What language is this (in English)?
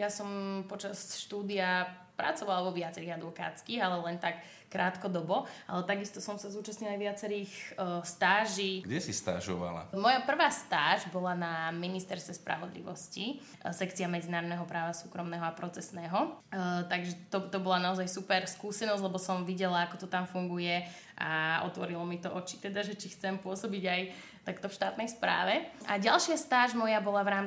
Slovak